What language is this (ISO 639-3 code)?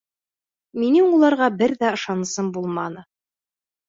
bak